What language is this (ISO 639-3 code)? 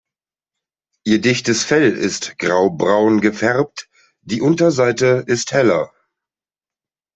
deu